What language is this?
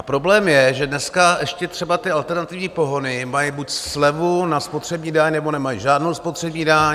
Czech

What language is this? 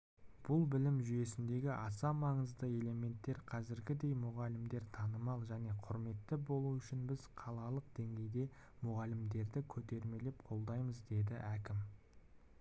Kazakh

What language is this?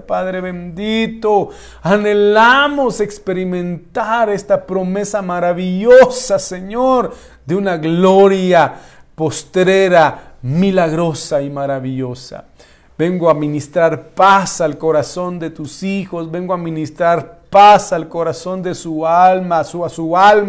Spanish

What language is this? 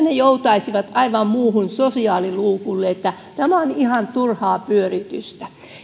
Finnish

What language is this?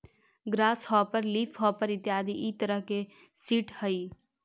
Magahi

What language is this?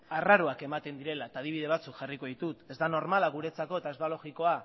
Basque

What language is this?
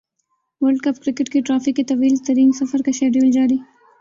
Urdu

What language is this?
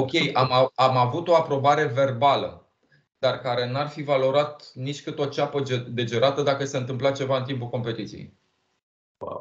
Romanian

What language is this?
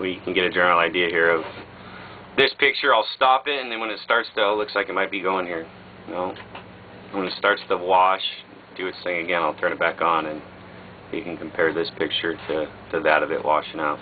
English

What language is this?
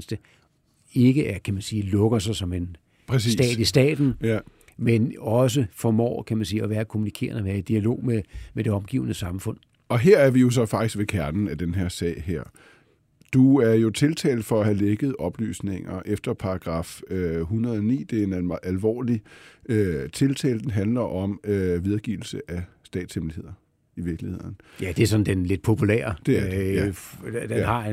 Danish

